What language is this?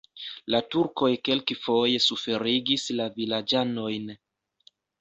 Esperanto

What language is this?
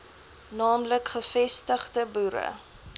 Afrikaans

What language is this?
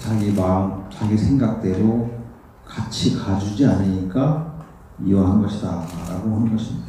Korean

